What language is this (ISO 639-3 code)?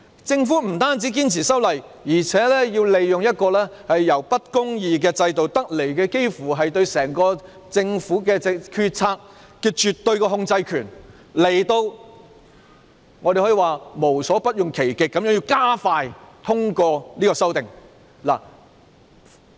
yue